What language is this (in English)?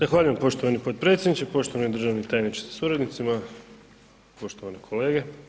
Croatian